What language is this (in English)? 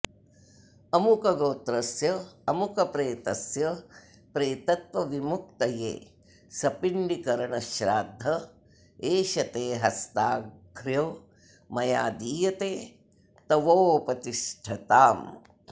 Sanskrit